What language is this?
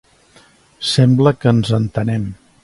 Catalan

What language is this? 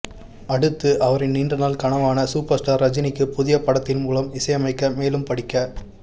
Tamil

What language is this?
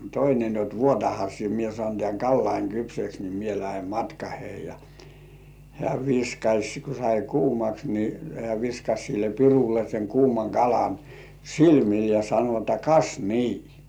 Finnish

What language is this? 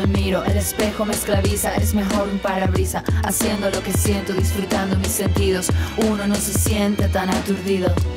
Spanish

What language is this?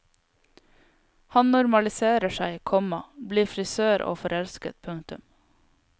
Norwegian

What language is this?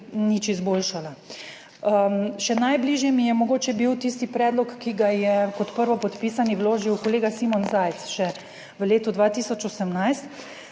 Slovenian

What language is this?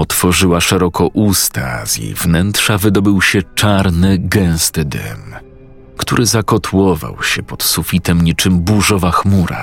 Polish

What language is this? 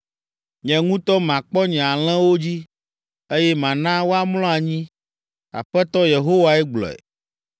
Ewe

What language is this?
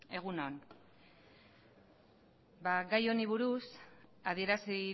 Basque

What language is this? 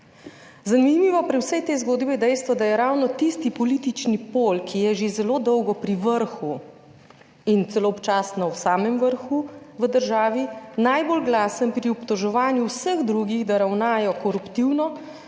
Slovenian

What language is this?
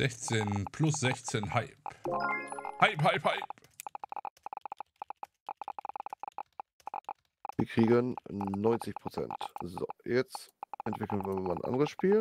German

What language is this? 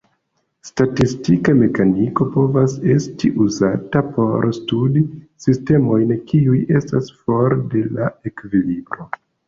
Esperanto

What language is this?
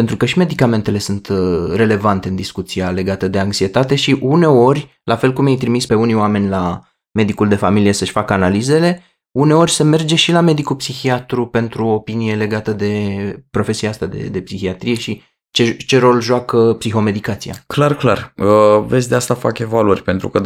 Romanian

